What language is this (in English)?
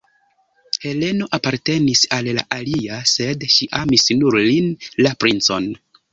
Esperanto